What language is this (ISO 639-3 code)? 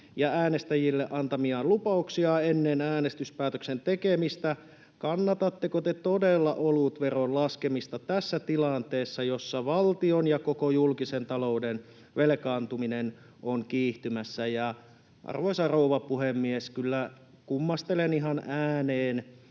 fin